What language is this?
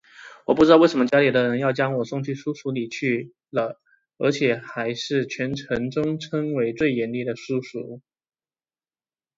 Chinese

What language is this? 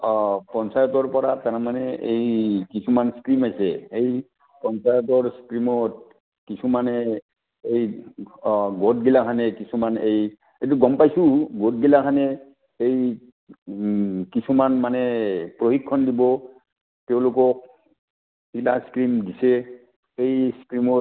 Assamese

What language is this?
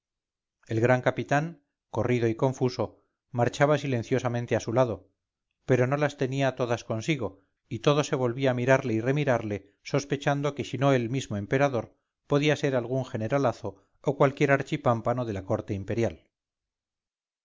Spanish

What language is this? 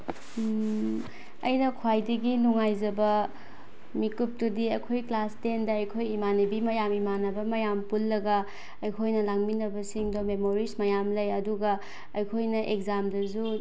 Manipuri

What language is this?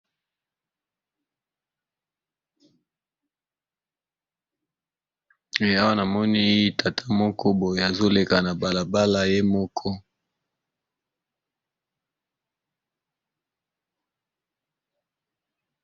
Lingala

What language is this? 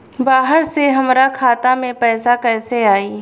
Bhojpuri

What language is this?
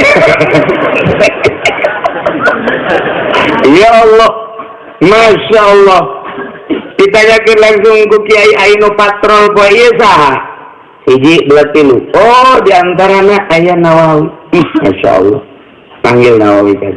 Indonesian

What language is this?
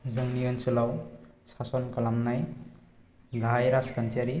Bodo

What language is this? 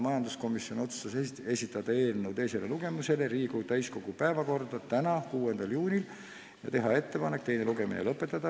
Estonian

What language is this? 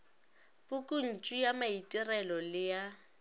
Northern Sotho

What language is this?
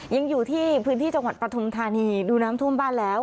Thai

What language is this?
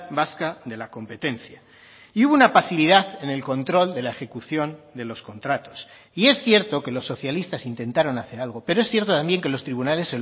Spanish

